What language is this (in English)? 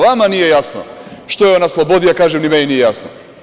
Serbian